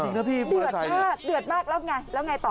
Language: Thai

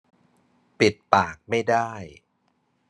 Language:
Thai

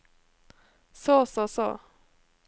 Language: Norwegian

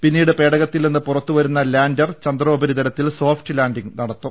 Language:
Malayalam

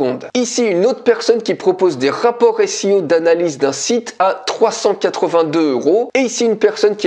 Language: French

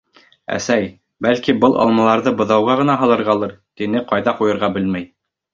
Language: Bashkir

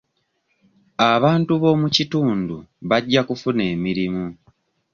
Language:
Ganda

